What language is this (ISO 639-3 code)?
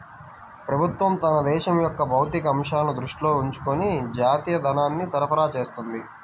tel